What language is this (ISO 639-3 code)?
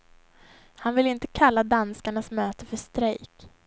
swe